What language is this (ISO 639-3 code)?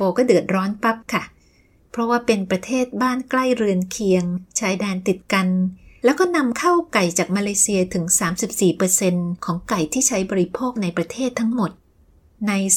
tha